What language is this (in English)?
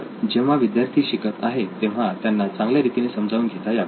Marathi